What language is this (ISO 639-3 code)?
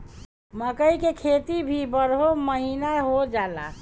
bho